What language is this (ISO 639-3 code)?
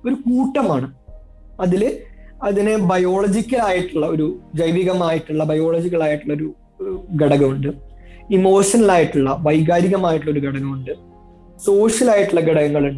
mal